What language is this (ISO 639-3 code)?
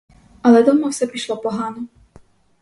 ukr